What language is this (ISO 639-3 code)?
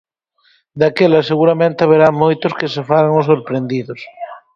glg